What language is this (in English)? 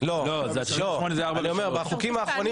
Hebrew